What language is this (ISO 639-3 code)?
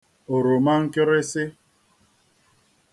ibo